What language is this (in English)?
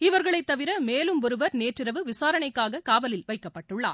Tamil